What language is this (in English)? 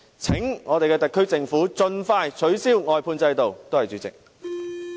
Cantonese